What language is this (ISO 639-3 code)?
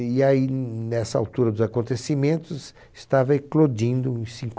por